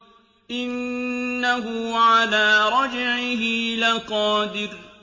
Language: Arabic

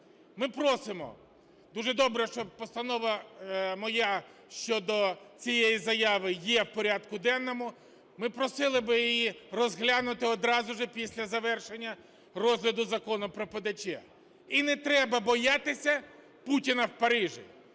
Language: Ukrainian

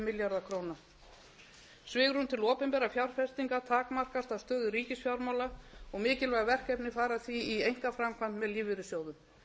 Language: Icelandic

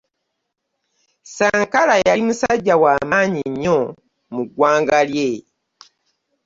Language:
Ganda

